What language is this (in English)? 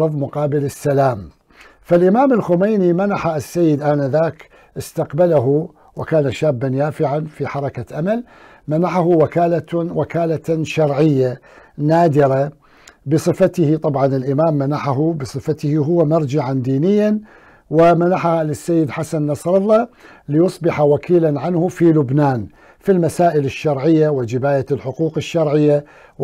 Arabic